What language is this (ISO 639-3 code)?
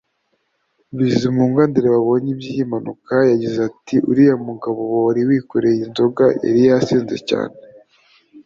kin